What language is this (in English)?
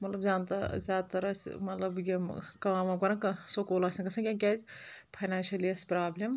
Kashmiri